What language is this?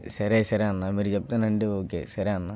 Telugu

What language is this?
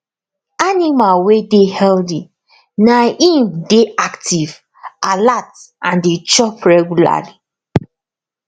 Nigerian Pidgin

